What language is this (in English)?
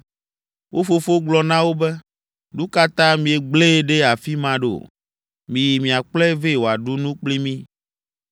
Ewe